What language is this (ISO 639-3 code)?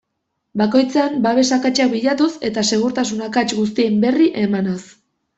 eus